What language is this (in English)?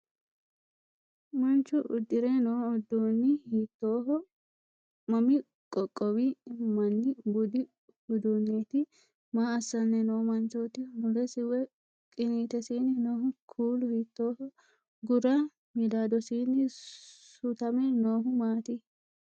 Sidamo